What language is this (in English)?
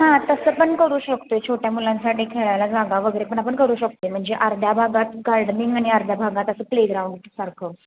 Marathi